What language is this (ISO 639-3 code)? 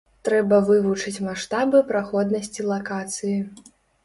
bel